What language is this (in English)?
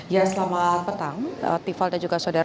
Indonesian